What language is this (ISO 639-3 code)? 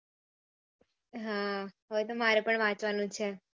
guj